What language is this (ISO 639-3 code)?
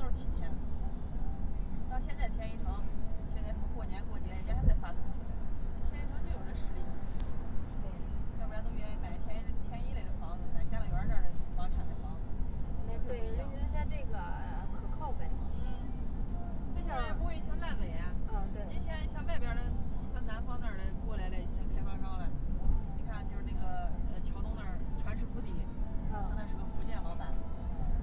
zho